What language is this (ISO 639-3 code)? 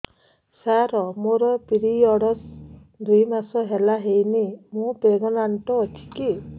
ori